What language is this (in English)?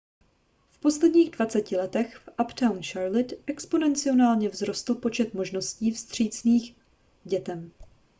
Czech